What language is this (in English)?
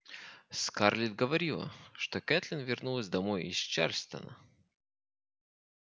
Russian